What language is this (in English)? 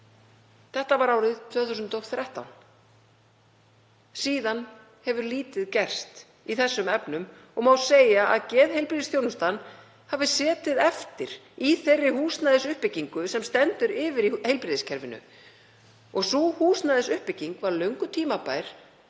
Icelandic